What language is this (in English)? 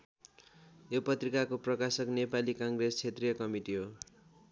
Nepali